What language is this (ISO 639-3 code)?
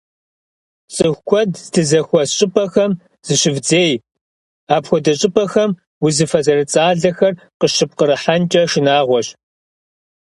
kbd